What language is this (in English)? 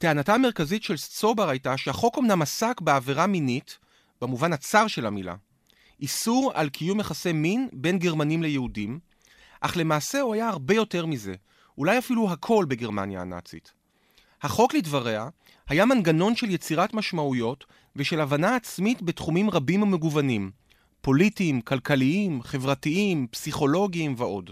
Hebrew